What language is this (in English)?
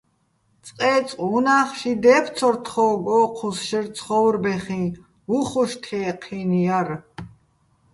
Bats